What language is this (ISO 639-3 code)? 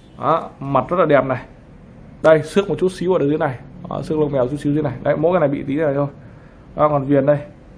vie